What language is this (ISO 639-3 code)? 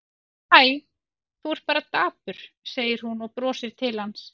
isl